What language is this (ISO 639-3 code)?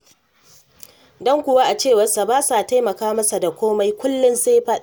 hau